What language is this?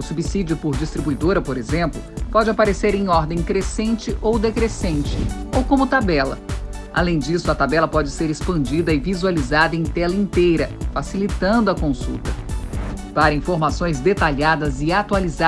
Portuguese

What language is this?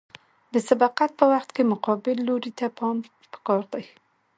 Pashto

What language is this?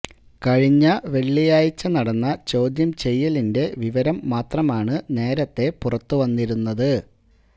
Malayalam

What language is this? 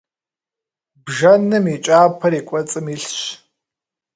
Kabardian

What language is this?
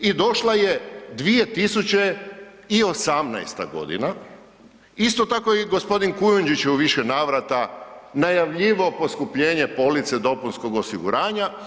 Croatian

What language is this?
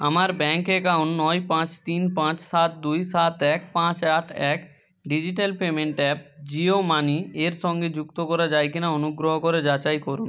Bangla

